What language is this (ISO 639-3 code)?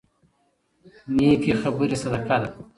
pus